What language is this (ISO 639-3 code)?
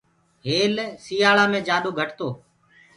ggg